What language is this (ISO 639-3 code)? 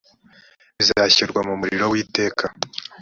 kin